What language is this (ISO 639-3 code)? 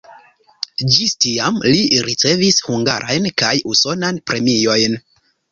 epo